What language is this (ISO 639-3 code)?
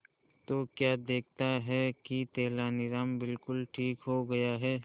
hin